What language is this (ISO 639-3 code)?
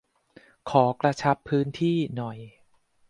tha